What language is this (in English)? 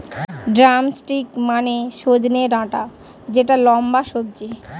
Bangla